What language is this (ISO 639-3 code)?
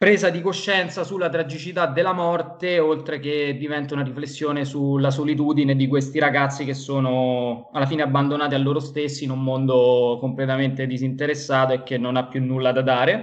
ita